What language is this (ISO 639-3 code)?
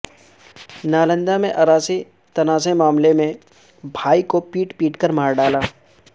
urd